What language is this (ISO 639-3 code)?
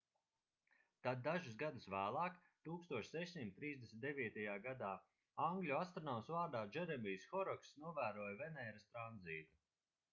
lav